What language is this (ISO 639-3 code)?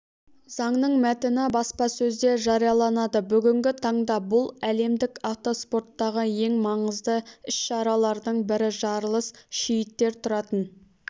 kaz